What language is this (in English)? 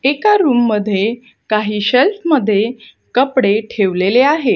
Marathi